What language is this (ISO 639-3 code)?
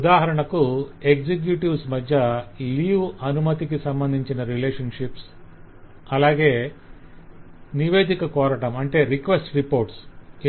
tel